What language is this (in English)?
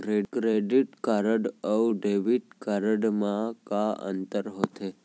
Chhattisgarhi